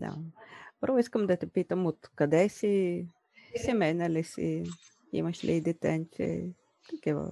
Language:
Bulgarian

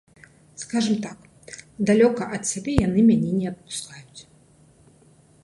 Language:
Belarusian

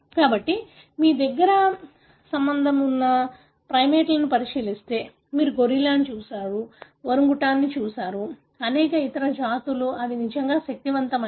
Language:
Telugu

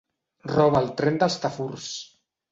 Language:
Catalan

